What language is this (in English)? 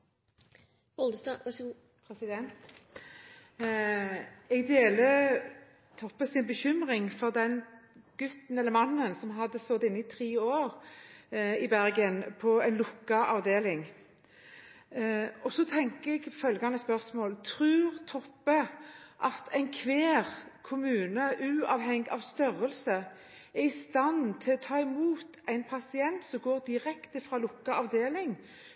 Norwegian